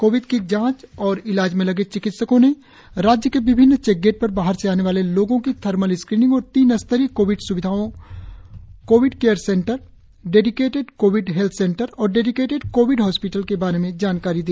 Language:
Hindi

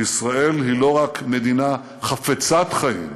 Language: Hebrew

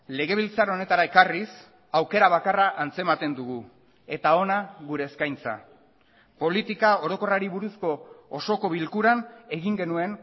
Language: Basque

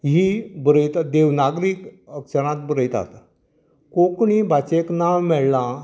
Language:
Konkani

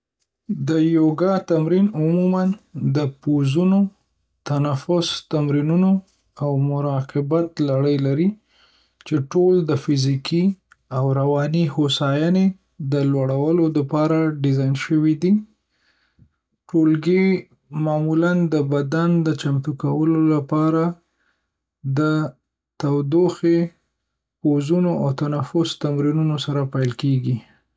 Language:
Pashto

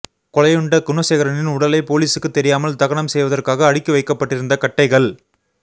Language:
Tamil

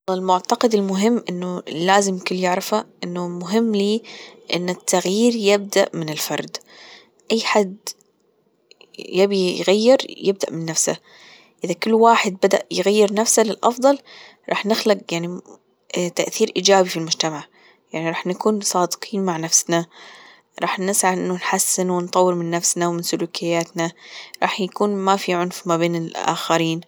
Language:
Gulf Arabic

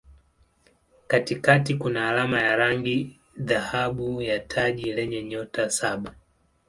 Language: Swahili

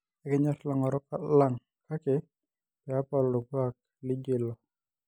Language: Masai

